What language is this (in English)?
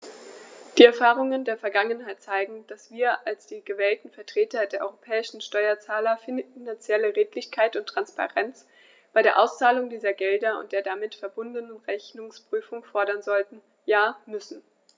German